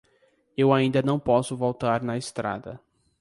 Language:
Portuguese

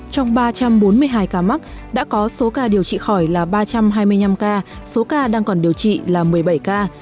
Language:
Vietnamese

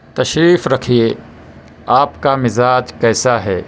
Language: Urdu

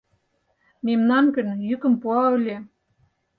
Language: Mari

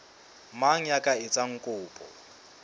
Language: Southern Sotho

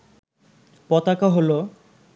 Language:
Bangla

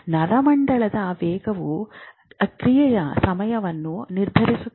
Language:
Kannada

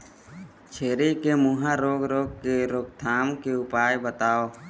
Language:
Chhattisgarhi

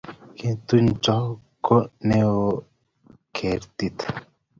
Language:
Kalenjin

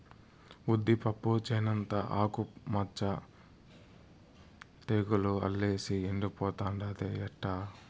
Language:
Telugu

